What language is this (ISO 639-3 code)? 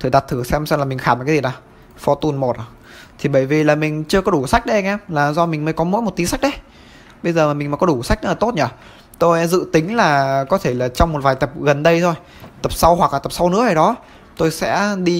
vie